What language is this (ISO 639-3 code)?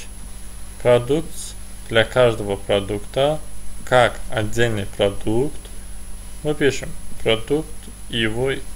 rus